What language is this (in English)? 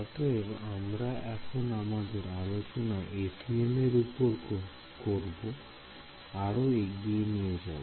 Bangla